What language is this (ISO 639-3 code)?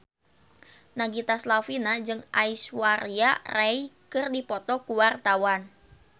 sun